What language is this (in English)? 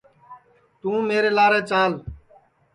Sansi